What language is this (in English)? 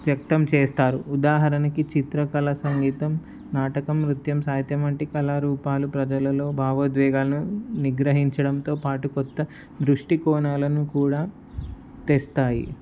Telugu